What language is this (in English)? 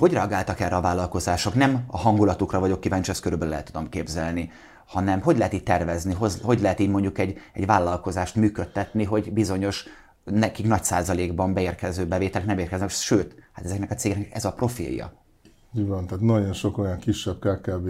Hungarian